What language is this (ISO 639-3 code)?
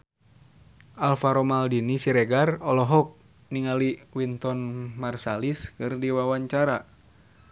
sun